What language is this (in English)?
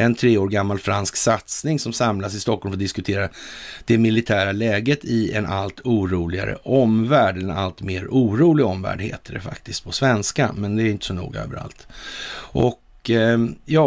Swedish